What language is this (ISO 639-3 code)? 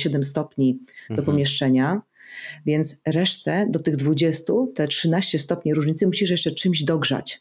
pol